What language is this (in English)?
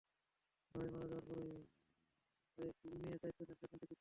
Bangla